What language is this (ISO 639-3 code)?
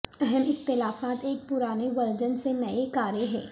urd